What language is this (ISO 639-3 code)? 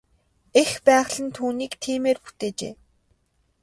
mon